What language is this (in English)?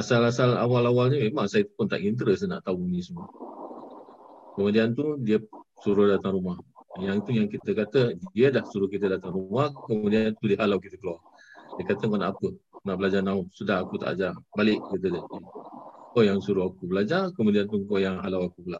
Malay